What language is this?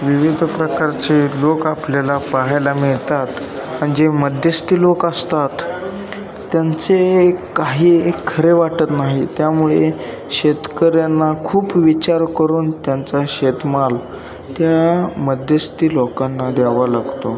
Marathi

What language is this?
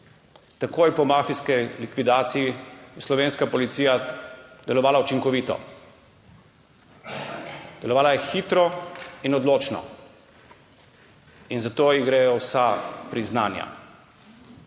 Slovenian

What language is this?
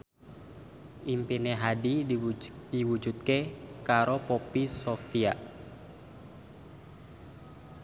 Javanese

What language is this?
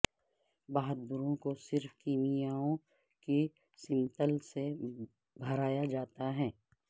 Urdu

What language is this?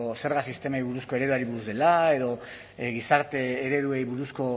Basque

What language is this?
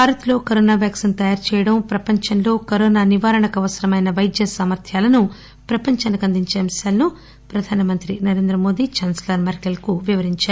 Telugu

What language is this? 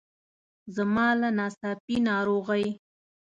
Pashto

